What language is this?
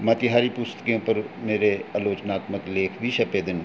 Dogri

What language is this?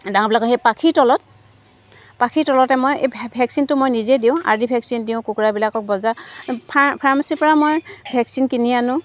Assamese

